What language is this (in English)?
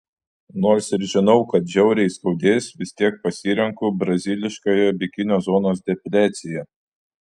Lithuanian